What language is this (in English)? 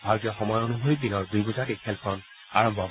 Assamese